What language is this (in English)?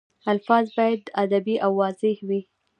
Pashto